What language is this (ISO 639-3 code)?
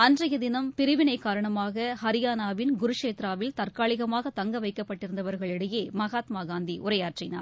tam